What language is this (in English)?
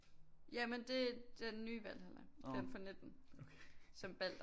Danish